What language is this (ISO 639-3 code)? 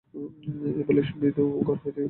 ben